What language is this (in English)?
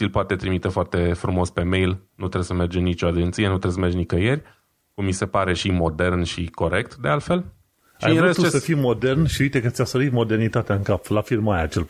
Romanian